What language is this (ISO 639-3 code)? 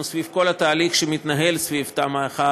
heb